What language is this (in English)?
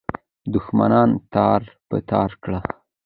Pashto